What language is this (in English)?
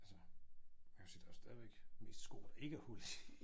Danish